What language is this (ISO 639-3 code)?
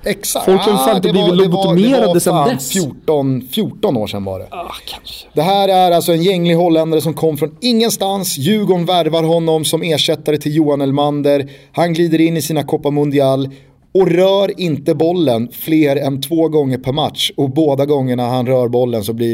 swe